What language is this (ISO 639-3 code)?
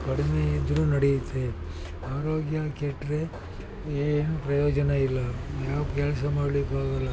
kan